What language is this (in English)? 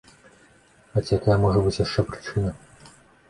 Belarusian